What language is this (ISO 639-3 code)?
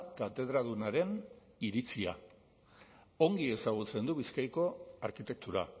eus